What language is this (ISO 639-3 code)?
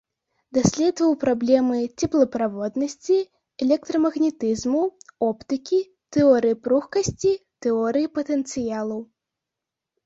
bel